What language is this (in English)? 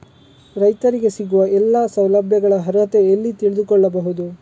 Kannada